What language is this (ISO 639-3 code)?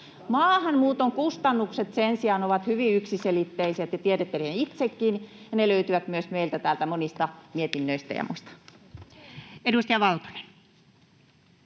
fin